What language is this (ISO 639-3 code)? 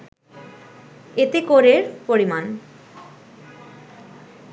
ben